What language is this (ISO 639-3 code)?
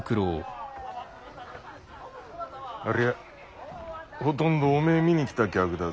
jpn